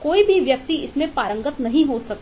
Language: Hindi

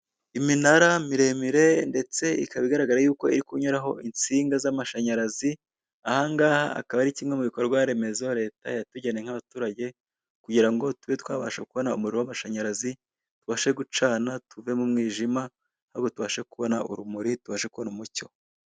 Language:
Kinyarwanda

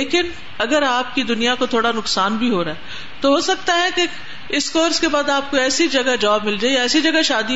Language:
Urdu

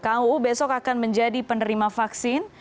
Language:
Indonesian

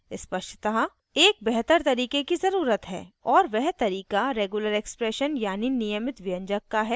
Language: Hindi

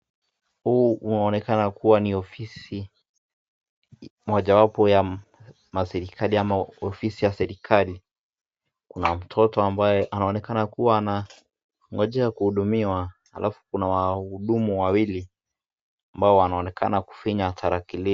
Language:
Swahili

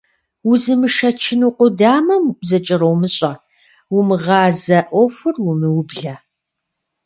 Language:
Kabardian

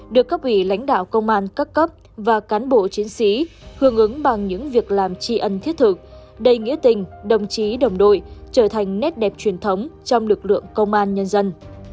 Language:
Vietnamese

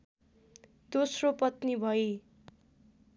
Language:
Nepali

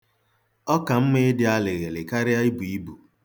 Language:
Igbo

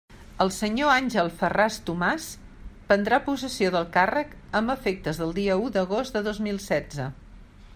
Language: Catalan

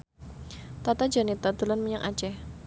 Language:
Javanese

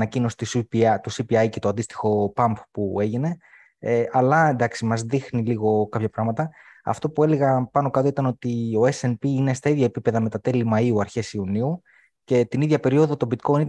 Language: Greek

